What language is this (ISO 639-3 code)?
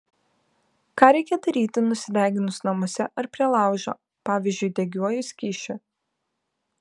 lit